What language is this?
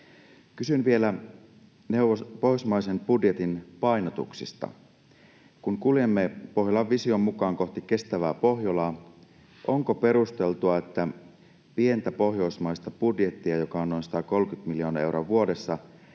Finnish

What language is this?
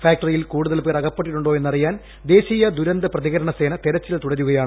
Malayalam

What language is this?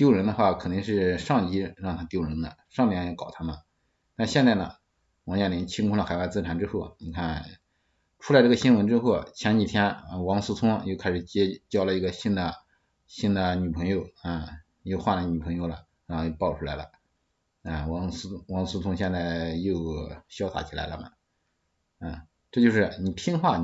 Chinese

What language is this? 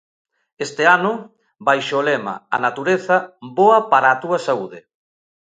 Galician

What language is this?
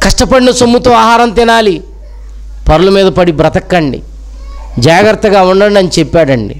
Telugu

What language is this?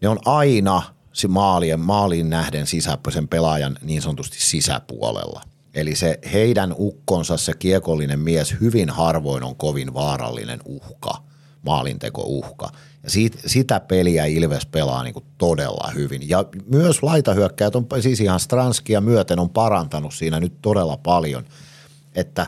Finnish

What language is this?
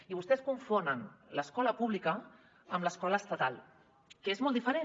Catalan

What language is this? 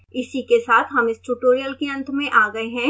Hindi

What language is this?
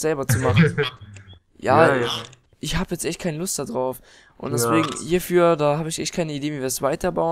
German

